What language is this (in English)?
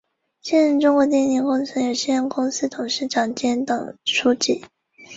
Chinese